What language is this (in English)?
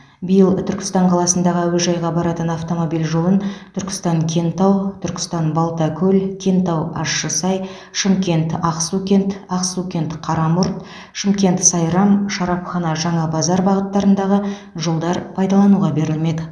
Kazakh